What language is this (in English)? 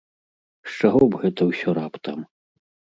Belarusian